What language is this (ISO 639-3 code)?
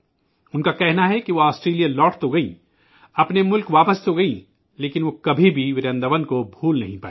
urd